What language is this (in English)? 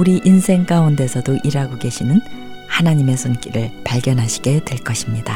Korean